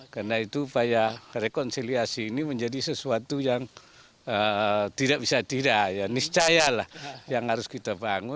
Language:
Indonesian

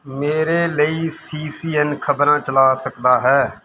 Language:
Punjabi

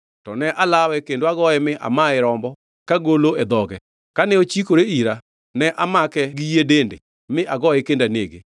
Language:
Luo (Kenya and Tanzania)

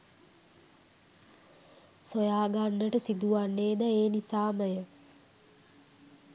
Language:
Sinhala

